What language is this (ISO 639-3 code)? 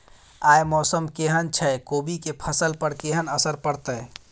mai